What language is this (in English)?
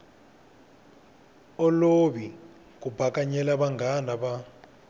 Tsonga